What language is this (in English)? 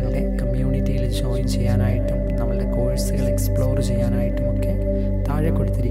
Malayalam